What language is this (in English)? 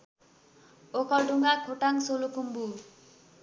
Nepali